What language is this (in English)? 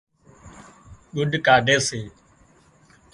Wadiyara Koli